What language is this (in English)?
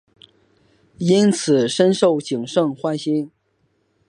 Chinese